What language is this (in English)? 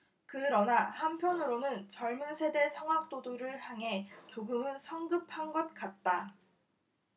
Korean